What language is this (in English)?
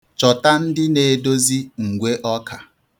Igbo